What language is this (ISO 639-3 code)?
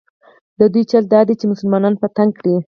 pus